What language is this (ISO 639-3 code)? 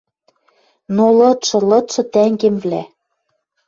mrj